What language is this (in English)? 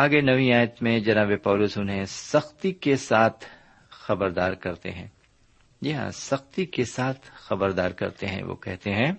Urdu